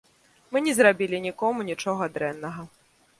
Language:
Belarusian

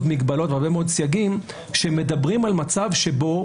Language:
Hebrew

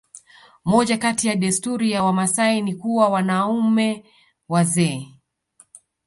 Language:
Swahili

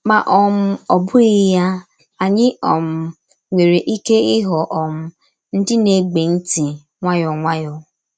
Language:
Igbo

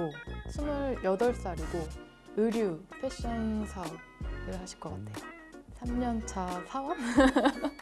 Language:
Korean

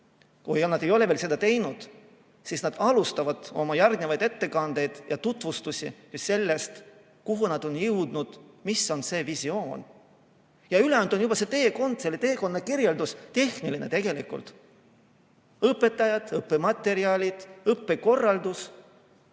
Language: Estonian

